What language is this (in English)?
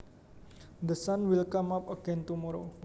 Javanese